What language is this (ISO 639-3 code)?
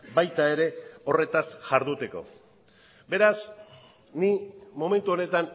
eus